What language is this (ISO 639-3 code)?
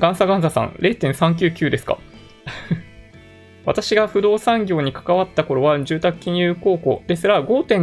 jpn